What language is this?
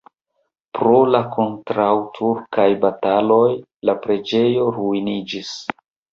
Esperanto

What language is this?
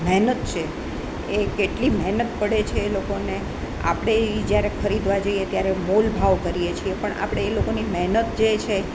Gujarati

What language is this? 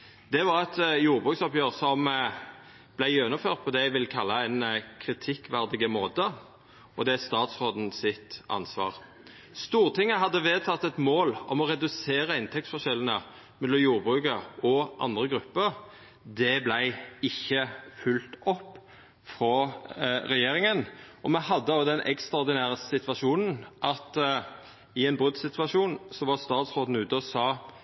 Norwegian Nynorsk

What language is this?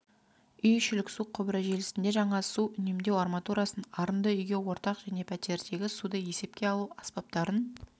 Kazakh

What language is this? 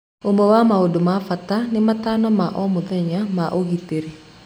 Kikuyu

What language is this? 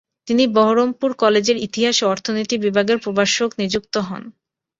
Bangla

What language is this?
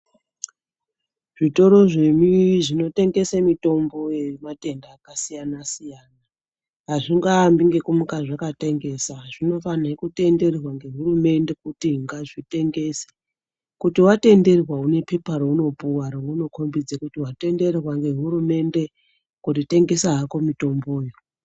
Ndau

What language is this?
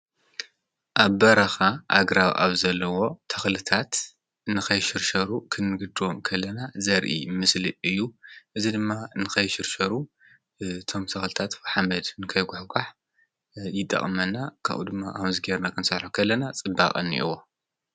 Tigrinya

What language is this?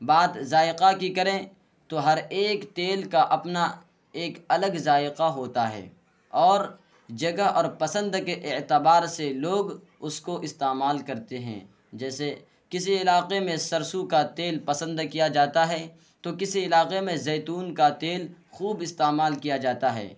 Urdu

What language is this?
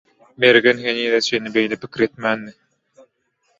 Turkmen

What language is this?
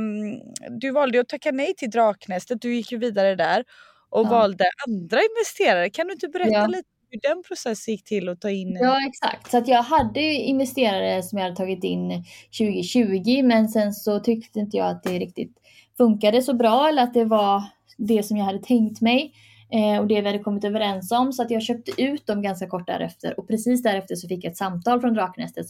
Swedish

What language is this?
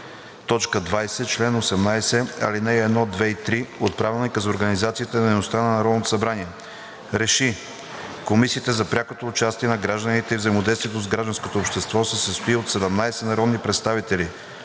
Bulgarian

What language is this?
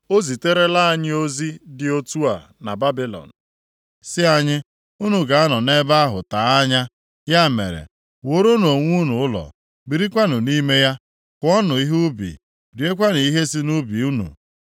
Igbo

